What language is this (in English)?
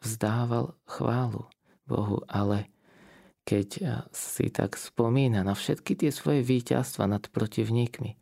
Slovak